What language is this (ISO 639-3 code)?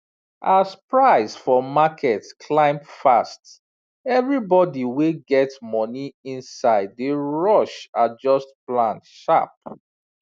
pcm